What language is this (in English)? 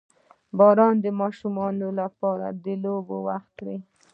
Pashto